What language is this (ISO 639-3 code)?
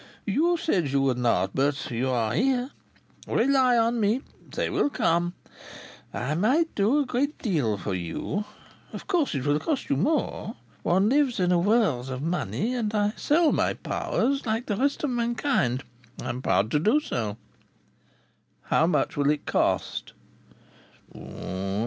eng